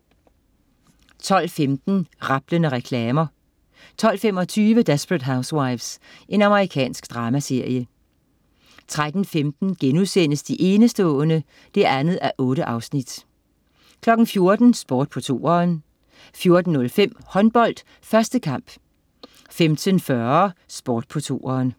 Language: Danish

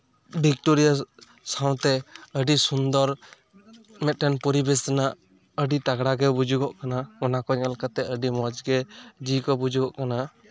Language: Santali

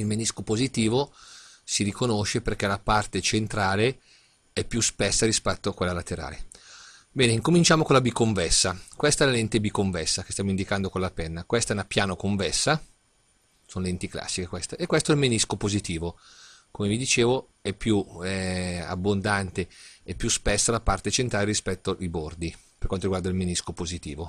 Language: Italian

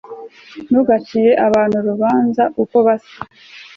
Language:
Kinyarwanda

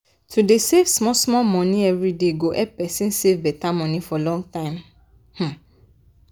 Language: Nigerian Pidgin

